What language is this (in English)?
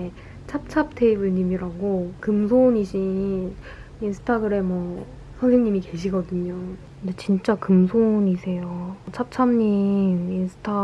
Korean